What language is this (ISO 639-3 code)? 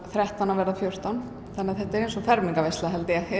isl